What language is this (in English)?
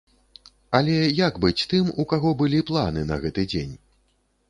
Belarusian